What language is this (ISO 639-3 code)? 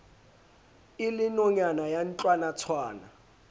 sot